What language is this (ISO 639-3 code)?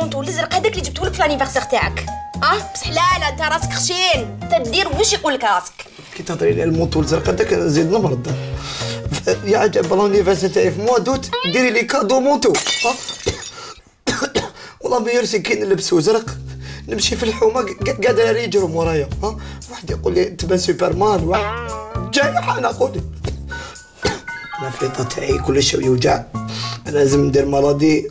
ara